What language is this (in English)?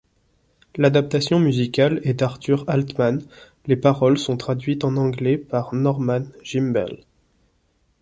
French